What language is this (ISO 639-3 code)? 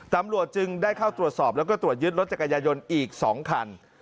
tha